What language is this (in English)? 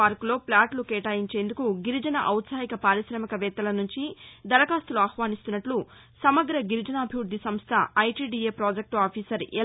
Telugu